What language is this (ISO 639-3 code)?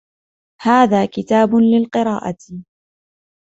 ara